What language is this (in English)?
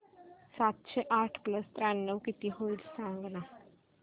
Marathi